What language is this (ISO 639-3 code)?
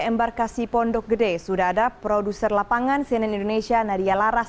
ind